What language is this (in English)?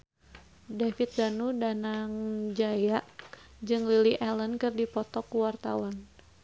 Sundanese